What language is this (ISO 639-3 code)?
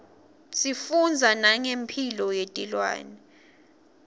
ssw